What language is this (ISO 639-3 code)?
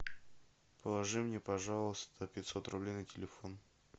rus